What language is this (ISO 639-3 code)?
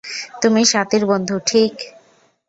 ben